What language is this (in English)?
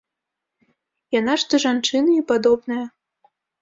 Belarusian